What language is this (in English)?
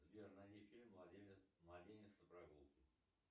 Russian